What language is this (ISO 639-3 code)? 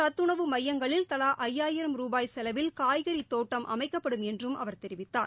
tam